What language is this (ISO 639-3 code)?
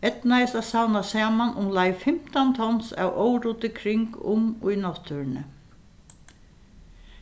fao